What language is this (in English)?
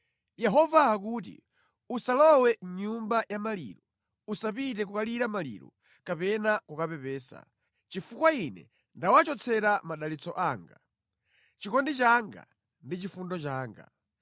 Nyanja